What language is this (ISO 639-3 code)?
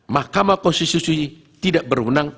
ind